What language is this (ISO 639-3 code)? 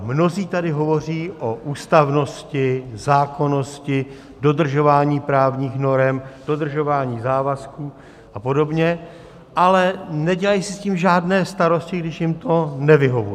ces